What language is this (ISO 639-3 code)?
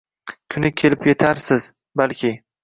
uzb